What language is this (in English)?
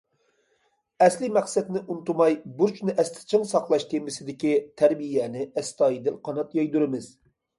Uyghur